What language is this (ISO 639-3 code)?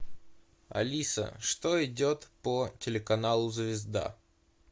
rus